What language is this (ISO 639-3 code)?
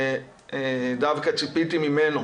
heb